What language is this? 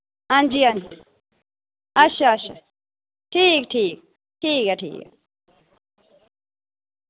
Dogri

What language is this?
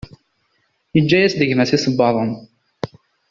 Kabyle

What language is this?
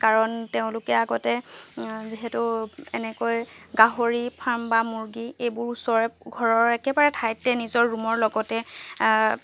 Assamese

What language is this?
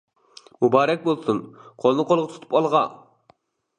Uyghur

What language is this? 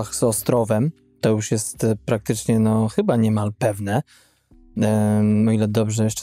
Polish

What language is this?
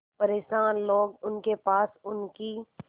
Hindi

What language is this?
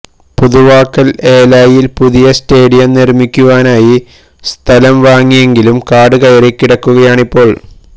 Malayalam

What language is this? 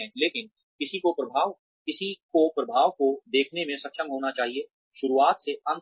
Hindi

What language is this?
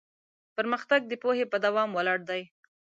Pashto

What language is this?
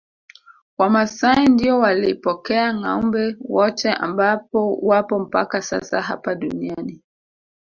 Swahili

